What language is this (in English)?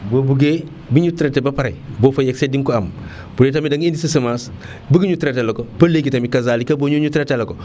Wolof